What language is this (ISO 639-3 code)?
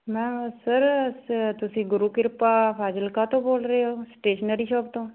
pan